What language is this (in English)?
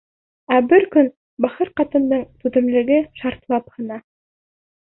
Bashkir